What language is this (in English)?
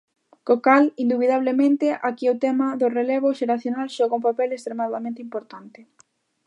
Galician